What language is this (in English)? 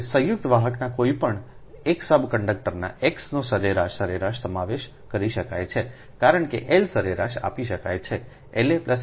Gujarati